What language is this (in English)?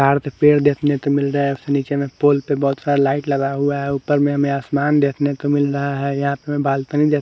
Hindi